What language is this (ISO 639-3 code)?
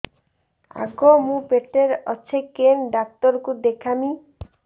ori